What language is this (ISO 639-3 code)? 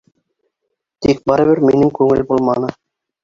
bak